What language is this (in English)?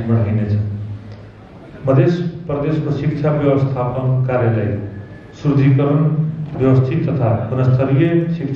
Hindi